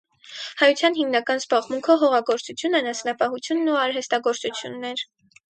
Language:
Armenian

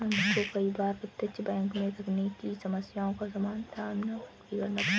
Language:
Hindi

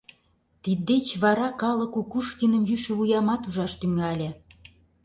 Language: Mari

